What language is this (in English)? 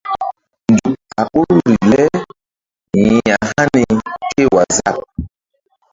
Mbum